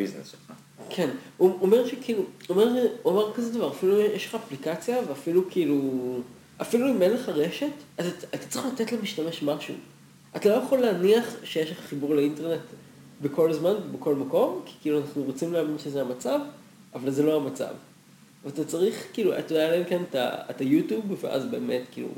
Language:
Hebrew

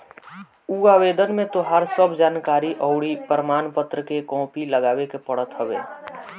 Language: Bhojpuri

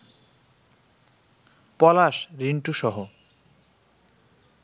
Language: Bangla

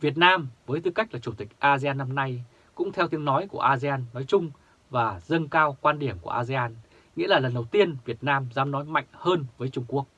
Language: Vietnamese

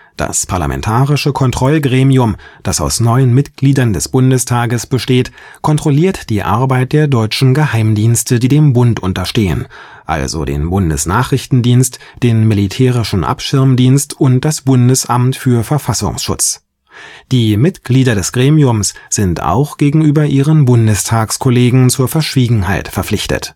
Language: German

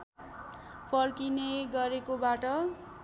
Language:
Nepali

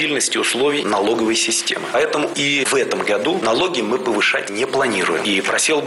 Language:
Russian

